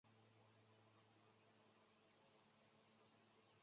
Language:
Chinese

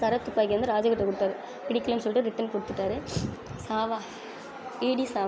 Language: Tamil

